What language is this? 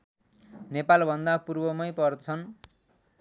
Nepali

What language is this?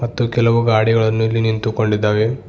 Kannada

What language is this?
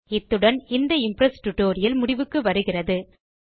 Tamil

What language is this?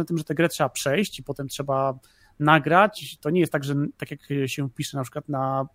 Polish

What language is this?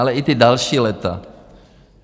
Czech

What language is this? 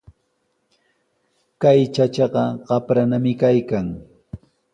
Sihuas Ancash Quechua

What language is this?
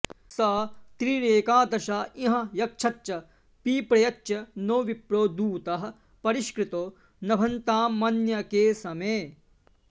Sanskrit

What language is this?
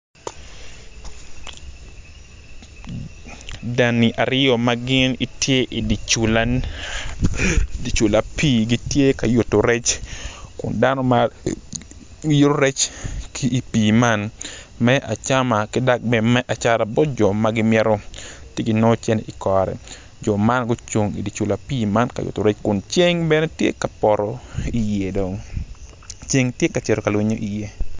Acoli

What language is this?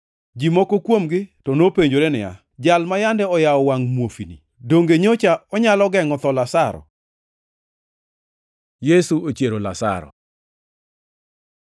Luo (Kenya and Tanzania)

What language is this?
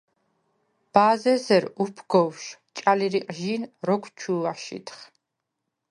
Svan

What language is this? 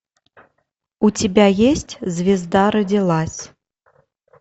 Russian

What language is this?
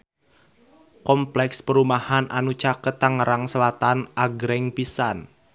Sundanese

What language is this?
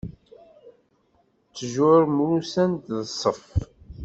Kabyle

